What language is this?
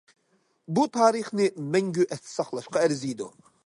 Uyghur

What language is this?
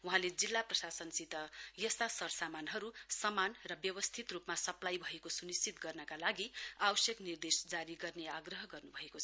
Nepali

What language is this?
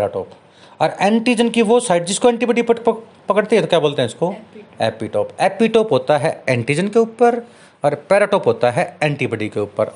Hindi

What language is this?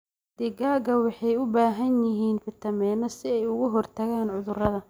Somali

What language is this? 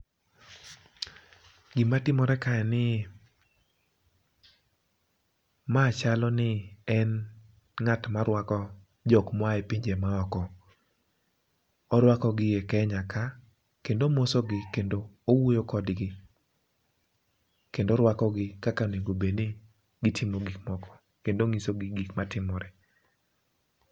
Luo (Kenya and Tanzania)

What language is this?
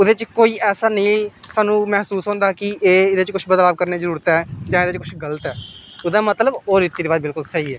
Dogri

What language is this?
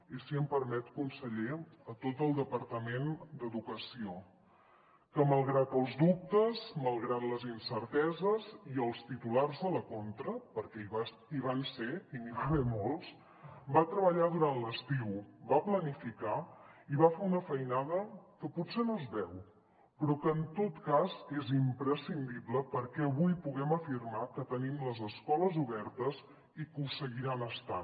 Catalan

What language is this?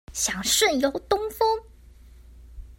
Chinese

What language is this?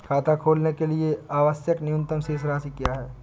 Hindi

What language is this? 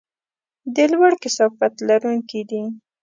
Pashto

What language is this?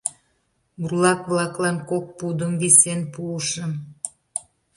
Mari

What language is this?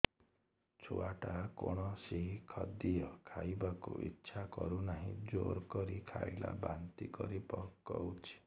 Odia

